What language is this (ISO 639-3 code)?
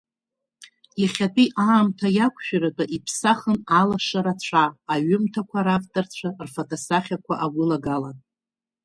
abk